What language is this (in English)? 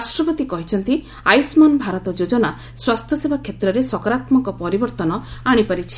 Odia